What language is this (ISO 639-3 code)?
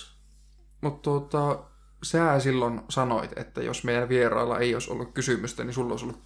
fin